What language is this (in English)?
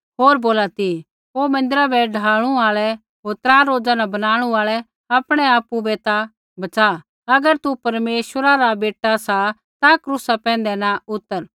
Kullu Pahari